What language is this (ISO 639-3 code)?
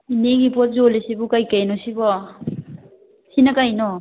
mni